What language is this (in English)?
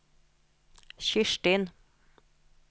Norwegian